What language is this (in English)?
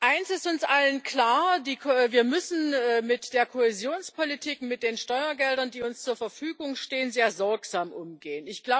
German